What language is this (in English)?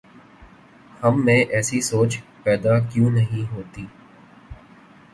Urdu